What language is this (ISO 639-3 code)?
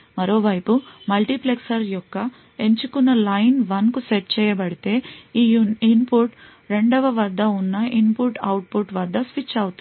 tel